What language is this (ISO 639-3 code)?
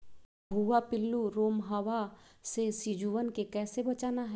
mag